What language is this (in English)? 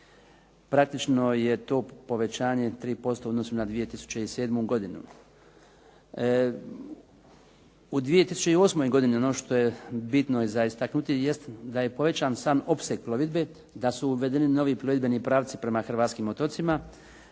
Croatian